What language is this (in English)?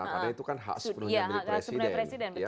Indonesian